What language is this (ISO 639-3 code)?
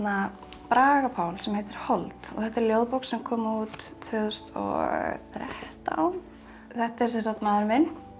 isl